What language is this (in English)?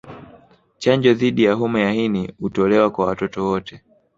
Swahili